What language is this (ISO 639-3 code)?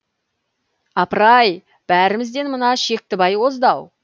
kaz